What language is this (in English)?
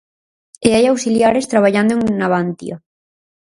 Galician